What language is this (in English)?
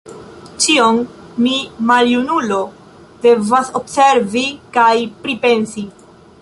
Esperanto